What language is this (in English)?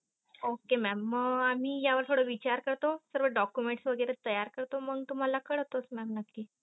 Marathi